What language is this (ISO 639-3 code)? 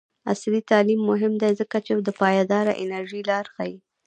pus